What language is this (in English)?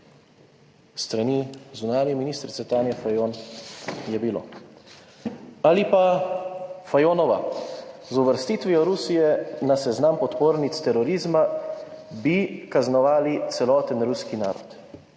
Slovenian